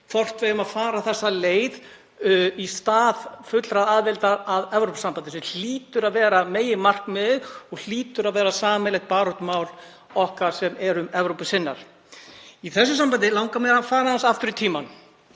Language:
Icelandic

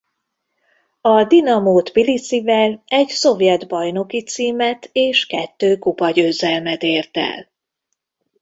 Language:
Hungarian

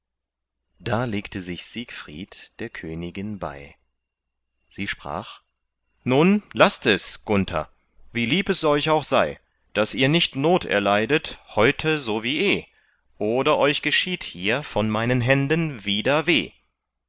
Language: German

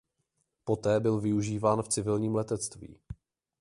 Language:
Czech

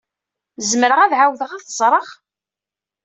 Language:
Kabyle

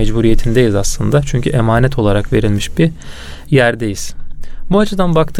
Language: Turkish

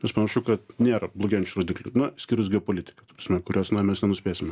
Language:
Lithuanian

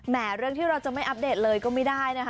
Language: Thai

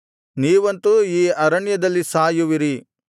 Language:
Kannada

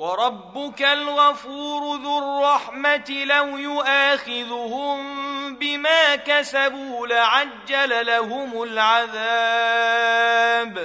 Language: Arabic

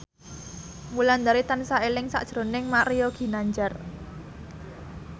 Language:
Javanese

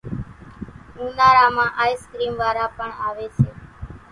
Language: Kachi Koli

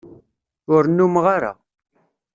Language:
Kabyle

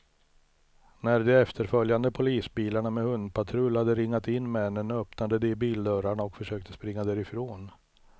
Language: Swedish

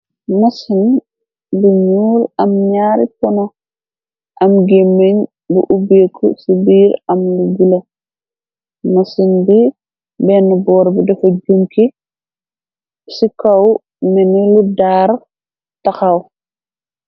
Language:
Wolof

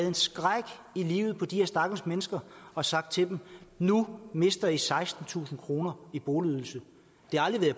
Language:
Danish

